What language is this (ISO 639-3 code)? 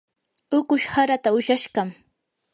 qur